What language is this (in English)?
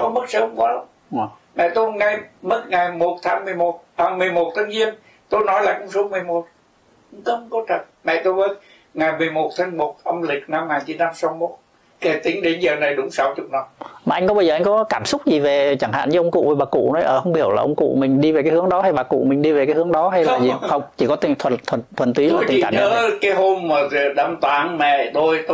Vietnamese